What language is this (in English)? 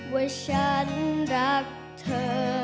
Thai